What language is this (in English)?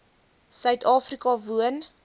Afrikaans